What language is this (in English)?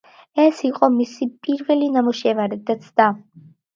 Georgian